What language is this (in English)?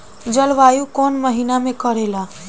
Bhojpuri